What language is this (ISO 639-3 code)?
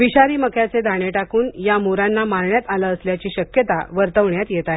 mar